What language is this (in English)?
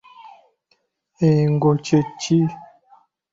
Ganda